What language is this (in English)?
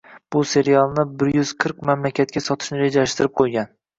Uzbek